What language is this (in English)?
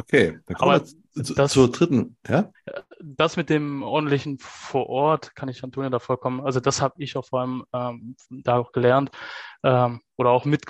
German